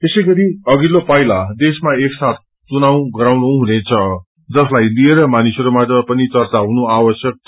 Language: Nepali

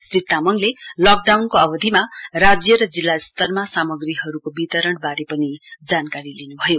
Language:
Nepali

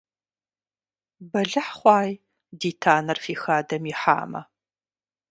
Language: Kabardian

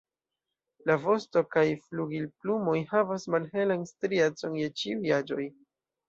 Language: Esperanto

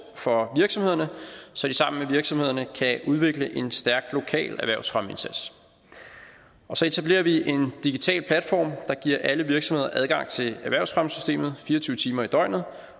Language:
Danish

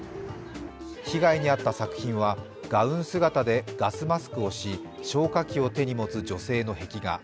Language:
Japanese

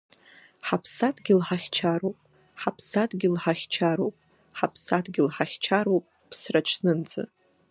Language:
Abkhazian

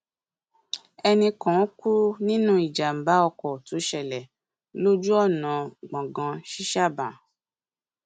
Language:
Yoruba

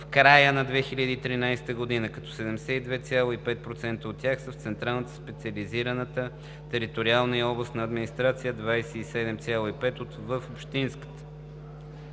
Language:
Bulgarian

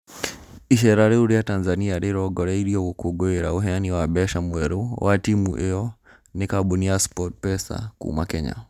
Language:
Kikuyu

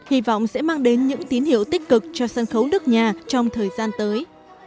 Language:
Vietnamese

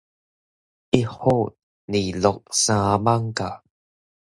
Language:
Min Nan Chinese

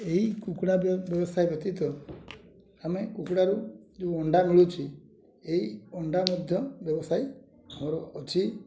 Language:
Odia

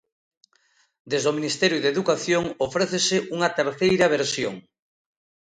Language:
Galician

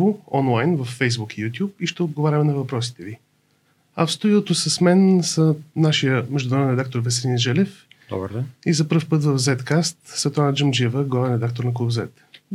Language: Bulgarian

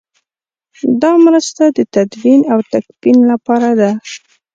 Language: Pashto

